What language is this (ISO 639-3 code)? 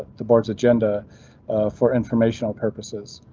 eng